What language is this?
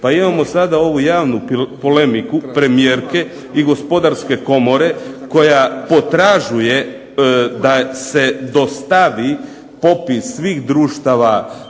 Croatian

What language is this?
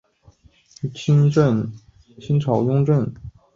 Chinese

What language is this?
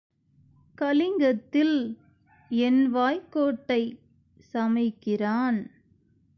Tamil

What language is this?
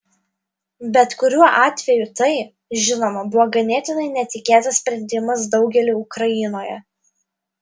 Lithuanian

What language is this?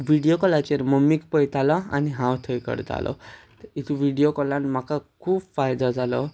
Konkani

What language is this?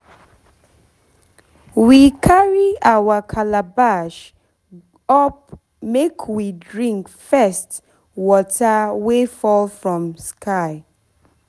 Nigerian Pidgin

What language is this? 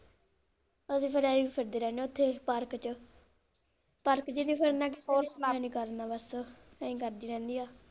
Punjabi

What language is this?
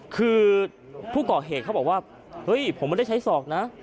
Thai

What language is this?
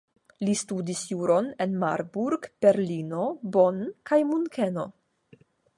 Esperanto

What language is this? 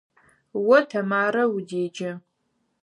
Adyghe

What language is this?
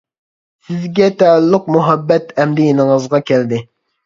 Uyghur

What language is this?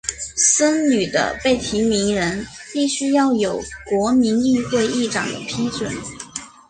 Chinese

